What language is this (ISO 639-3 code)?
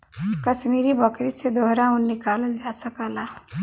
bho